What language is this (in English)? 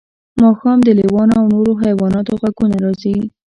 Pashto